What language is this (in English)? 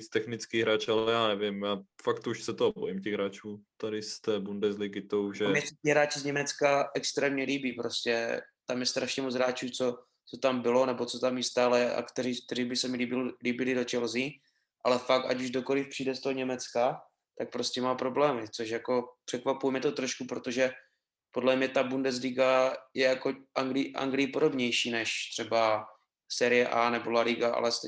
Czech